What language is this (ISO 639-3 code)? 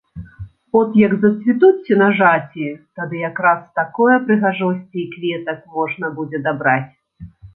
bel